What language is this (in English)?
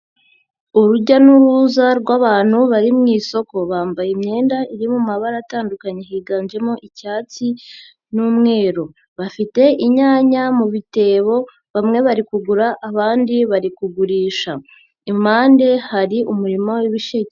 Kinyarwanda